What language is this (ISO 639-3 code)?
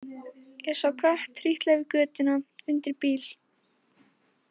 isl